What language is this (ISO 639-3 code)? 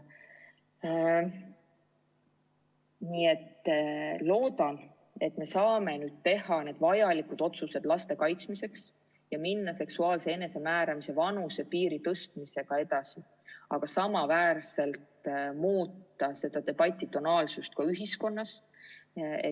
est